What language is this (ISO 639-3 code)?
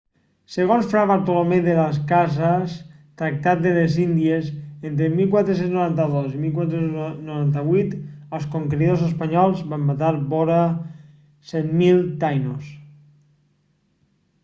cat